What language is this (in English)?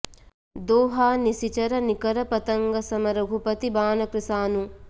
Sanskrit